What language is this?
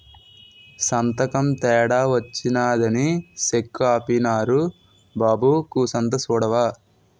Telugu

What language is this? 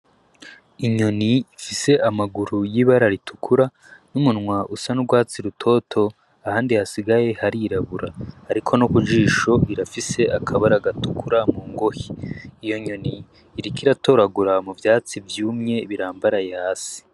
Rundi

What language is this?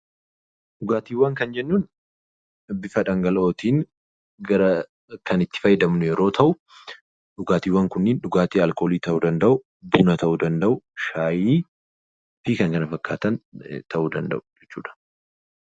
Oromo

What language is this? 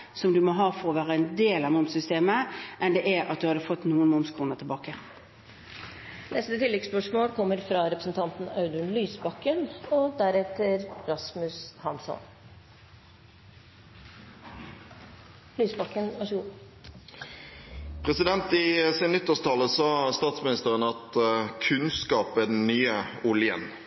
Norwegian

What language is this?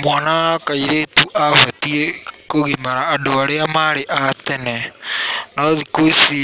Kikuyu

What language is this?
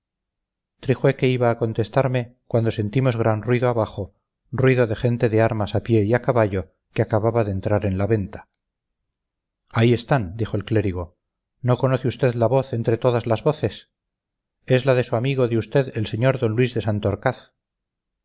Spanish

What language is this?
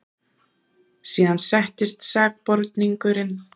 Icelandic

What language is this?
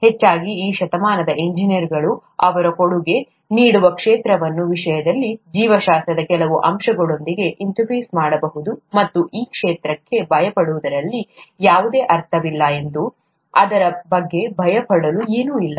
Kannada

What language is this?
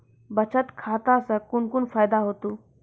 Maithili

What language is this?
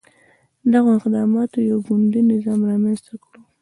Pashto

